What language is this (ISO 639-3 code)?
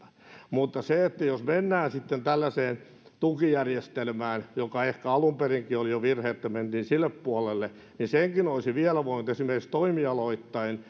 fin